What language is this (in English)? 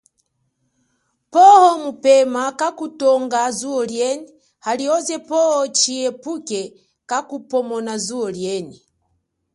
Chokwe